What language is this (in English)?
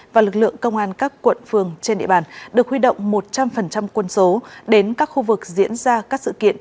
Vietnamese